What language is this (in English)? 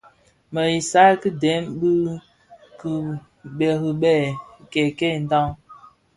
Bafia